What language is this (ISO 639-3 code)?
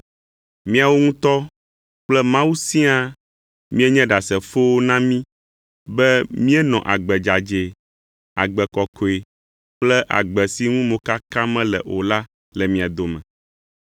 ewe